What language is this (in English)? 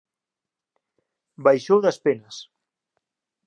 Galician